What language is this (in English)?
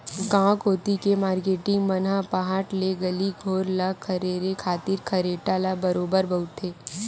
Chhattisgarhi